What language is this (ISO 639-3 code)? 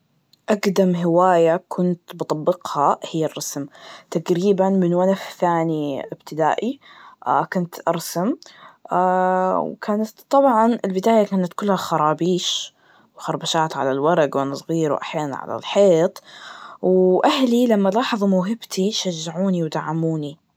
ars